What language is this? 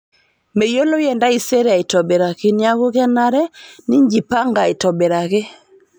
Masai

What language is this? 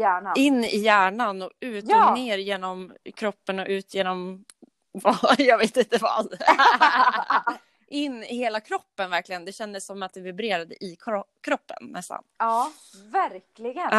Swedish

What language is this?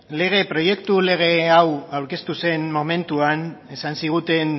Basque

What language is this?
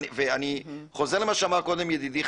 Hebrew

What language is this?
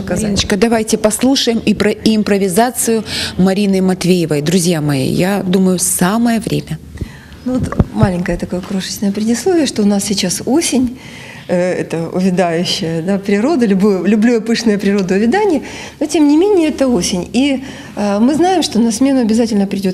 Russian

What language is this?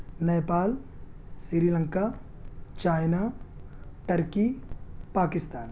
Urdu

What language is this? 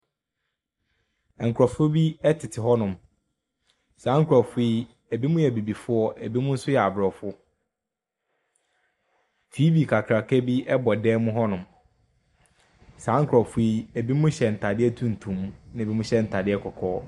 Akan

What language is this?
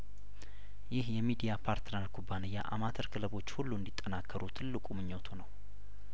Amharic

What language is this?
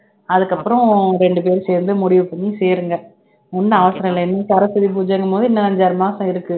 Tamil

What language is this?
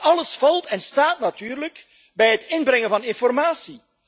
Dutch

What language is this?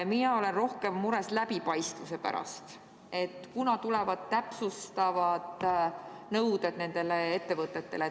Estonian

